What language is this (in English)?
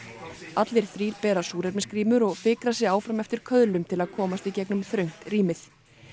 Icelandic